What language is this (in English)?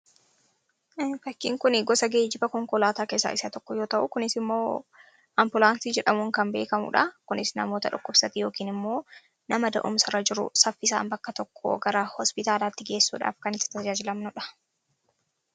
Oromo